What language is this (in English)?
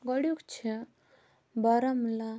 Kashmiri